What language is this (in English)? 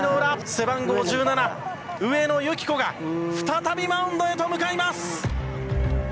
Japanese